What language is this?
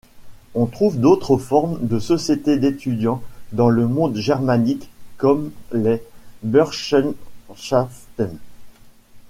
French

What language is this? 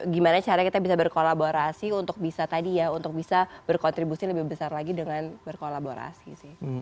Indonesian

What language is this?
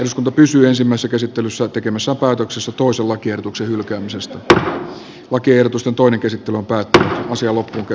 Finnish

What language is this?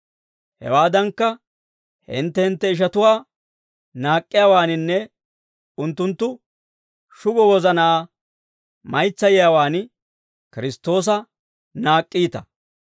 Dawro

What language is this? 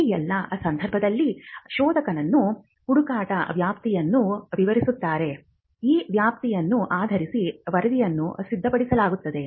Kannada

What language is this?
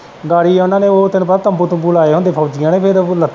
Punjabi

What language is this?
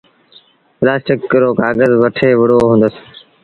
Sindhi Bhil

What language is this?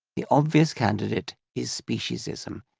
English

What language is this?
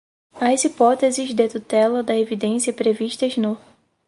Portuguese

